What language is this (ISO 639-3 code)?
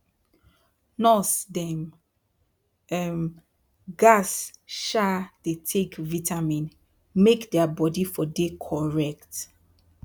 pcm